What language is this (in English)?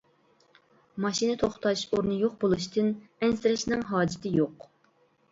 Uyghur